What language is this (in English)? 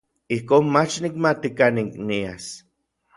Orizaba Nahuatl